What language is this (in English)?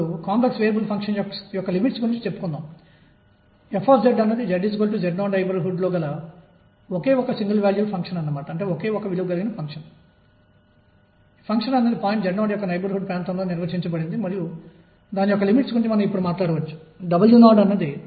Telugu